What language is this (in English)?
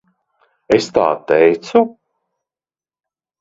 Latvian